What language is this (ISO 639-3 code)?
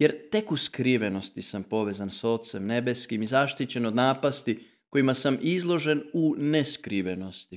hrv